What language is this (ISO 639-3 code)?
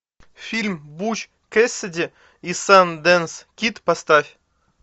rus